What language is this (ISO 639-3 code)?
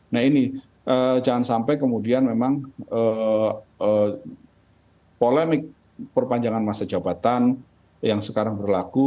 ind